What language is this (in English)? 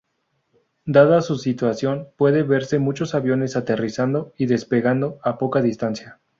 Spanish